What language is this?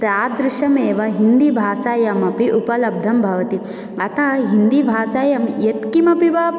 Sanskrit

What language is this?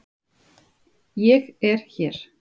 Icelandic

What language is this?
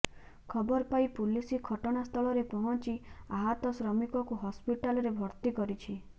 Odia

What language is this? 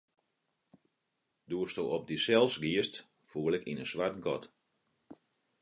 Western Frisian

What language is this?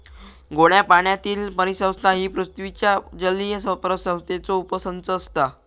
Marathi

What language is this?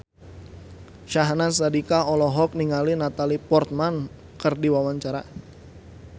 Sundanese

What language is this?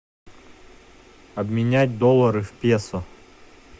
Russian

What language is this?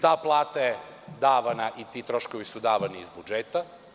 Serbian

